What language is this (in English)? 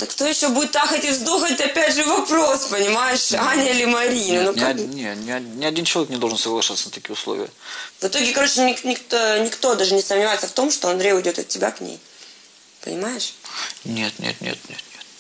Russian